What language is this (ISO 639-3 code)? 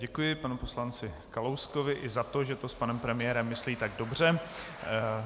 ces